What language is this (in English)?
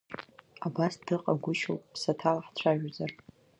Abkhazian